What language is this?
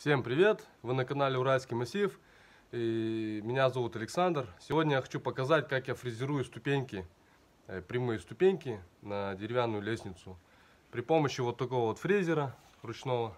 Russian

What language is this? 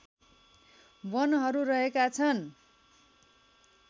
Nepali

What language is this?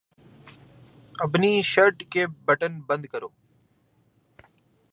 Urdu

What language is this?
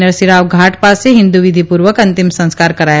Gujarati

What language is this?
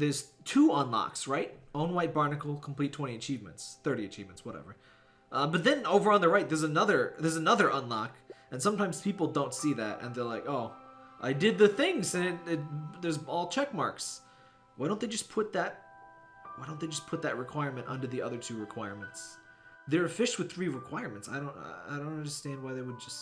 English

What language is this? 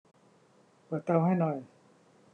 Thai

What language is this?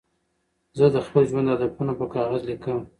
Pashto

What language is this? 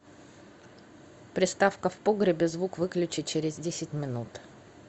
Russian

